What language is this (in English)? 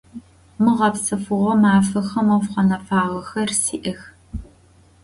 Adyghe